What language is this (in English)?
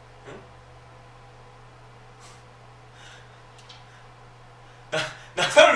Korean